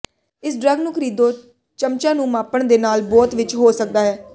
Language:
Punjabi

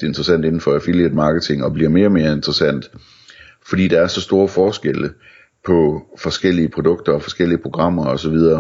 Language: Danish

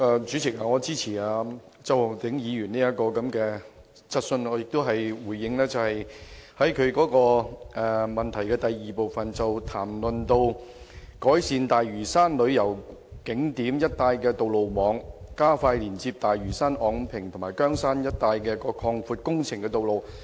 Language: Cantonese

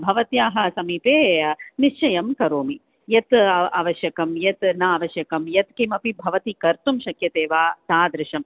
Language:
Sanskrit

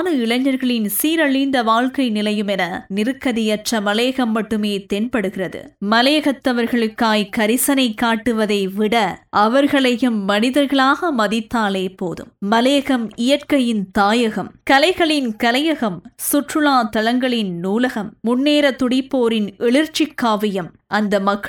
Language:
Tamil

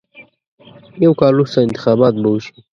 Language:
Pashto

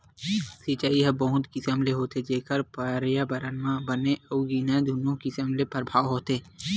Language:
Chhattisgarhi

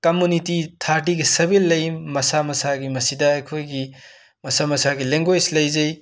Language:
Manipuri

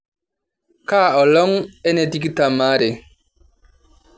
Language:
Masai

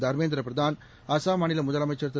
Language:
Tamil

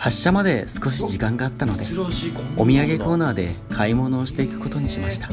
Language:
Japanese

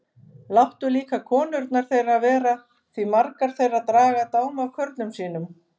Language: Icelandic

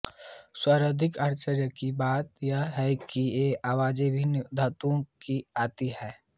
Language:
Hindi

